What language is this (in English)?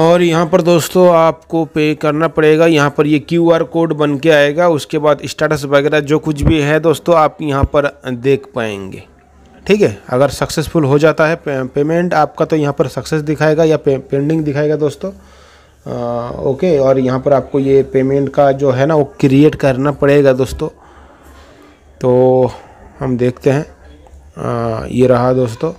Hindi